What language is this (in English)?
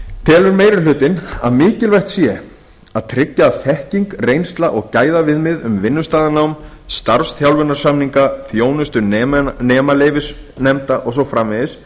Icelandic